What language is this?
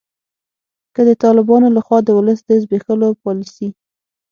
Pashto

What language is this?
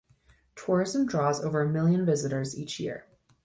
English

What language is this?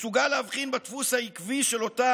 Hebrew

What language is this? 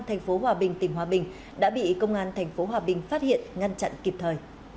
Vietnamese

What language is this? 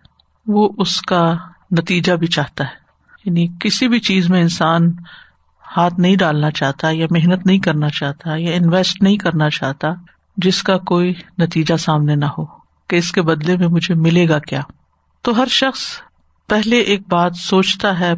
Urdu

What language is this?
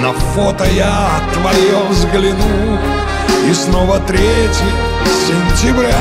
Russian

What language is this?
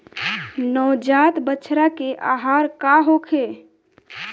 Bhojpuri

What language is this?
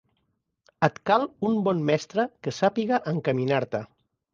Catalan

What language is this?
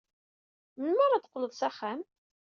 Kabyle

